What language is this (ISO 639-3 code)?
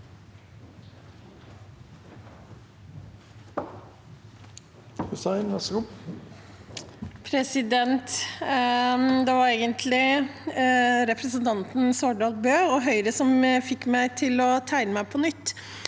nor